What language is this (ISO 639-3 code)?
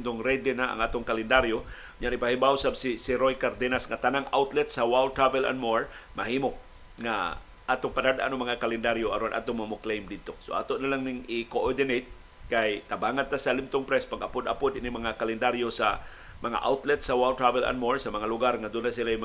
fil